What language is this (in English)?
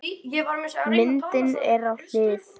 Icelandic